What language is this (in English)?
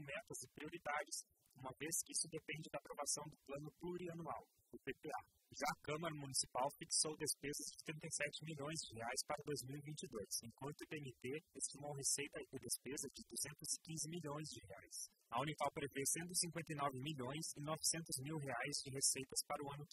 Portuguese